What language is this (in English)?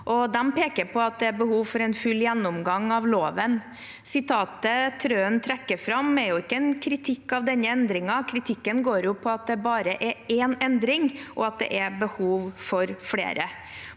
Norwegian